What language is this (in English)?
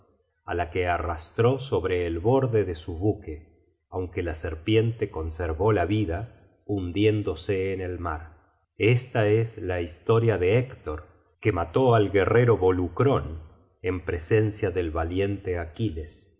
Spanish